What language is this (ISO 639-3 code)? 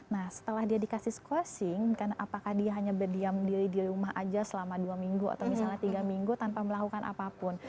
ind